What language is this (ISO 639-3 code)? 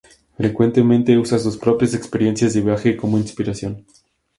spa